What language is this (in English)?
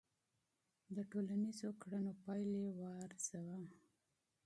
Pashto